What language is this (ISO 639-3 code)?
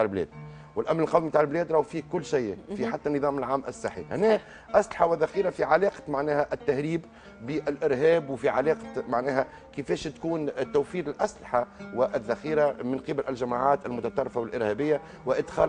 ara